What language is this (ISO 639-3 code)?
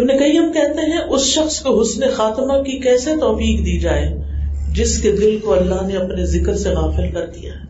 urd